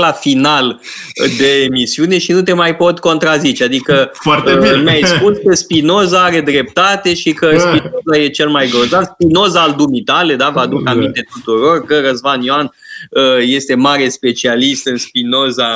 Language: Romanian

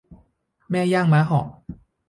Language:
Thai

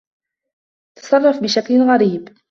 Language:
Arabic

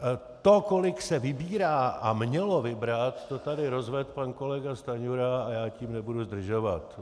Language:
Czech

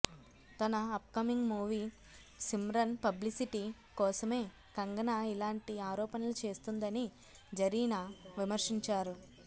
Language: Telugu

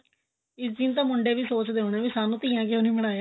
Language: Punjabi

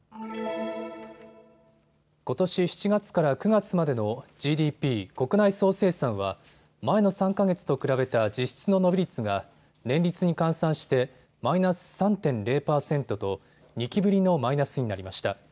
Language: Japanese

